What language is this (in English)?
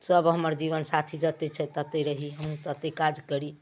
Maithili